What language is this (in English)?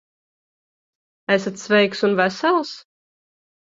Latvian